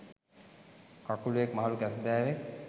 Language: Sinhala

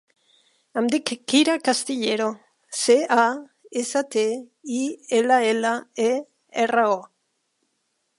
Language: Catalan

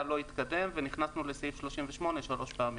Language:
Hebrew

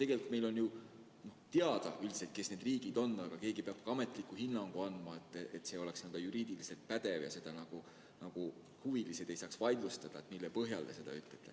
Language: Estonian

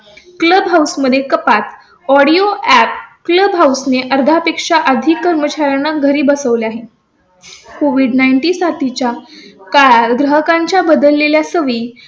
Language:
Marathi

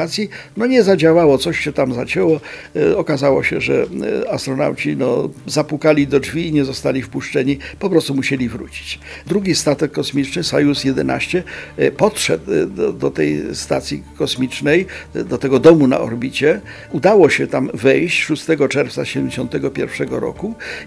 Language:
Polish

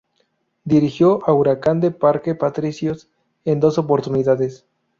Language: Spanish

